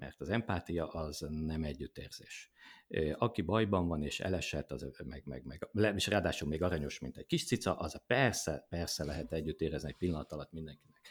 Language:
Hungarian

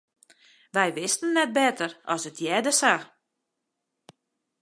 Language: Western Frisian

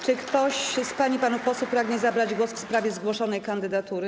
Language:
Polish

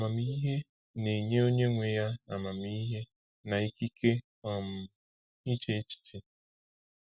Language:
Igbo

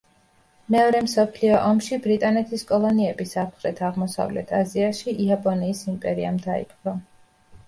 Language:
Georgian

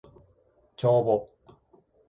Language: Japanese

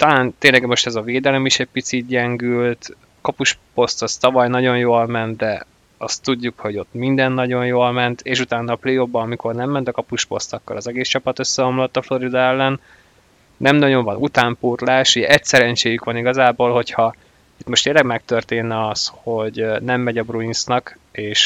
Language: Hungarian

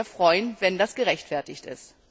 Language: German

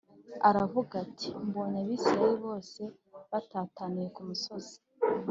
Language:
Kinyarwanda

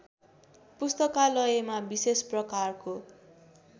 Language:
Nepali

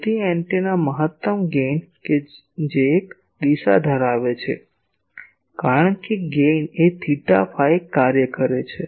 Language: Gujarati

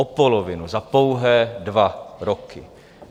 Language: Czech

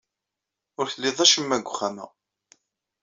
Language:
Kabyle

